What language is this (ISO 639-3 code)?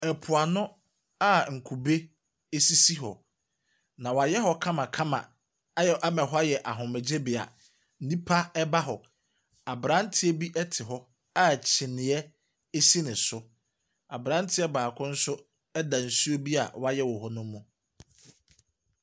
aka